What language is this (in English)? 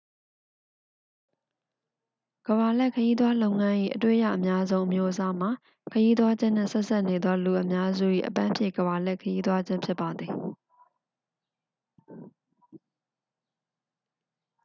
Burmese